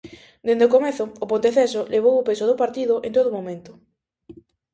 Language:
Galician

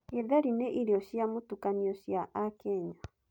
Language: Kikuyu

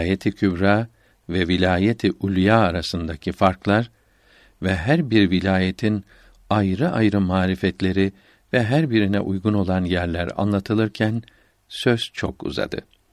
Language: Turkish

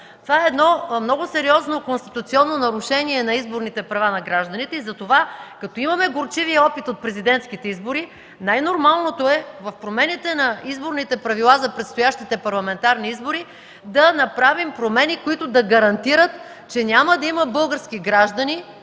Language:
Bulgarian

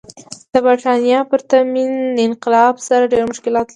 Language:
Pashto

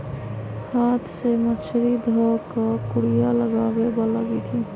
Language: Magahi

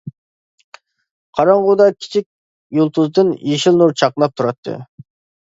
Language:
Uyghur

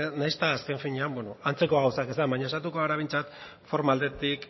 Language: Basque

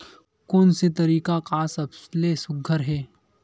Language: Chhattisgarhi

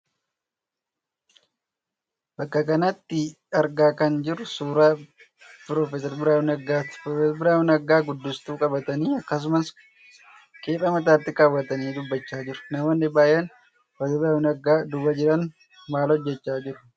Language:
Oromo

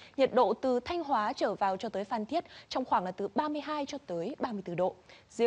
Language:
Vietnamese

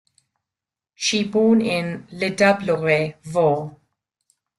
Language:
English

